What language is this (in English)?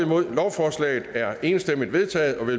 Danish